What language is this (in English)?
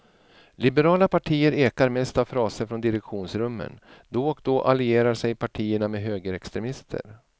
Swedish